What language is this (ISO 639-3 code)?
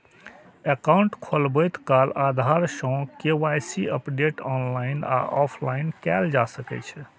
mai